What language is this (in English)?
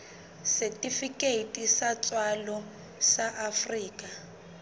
Southern Sotho